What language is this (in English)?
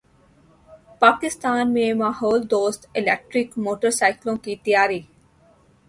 Urdu